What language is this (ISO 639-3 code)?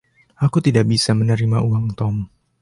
ind